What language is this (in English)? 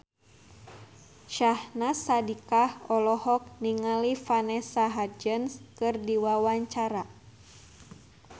Sundanese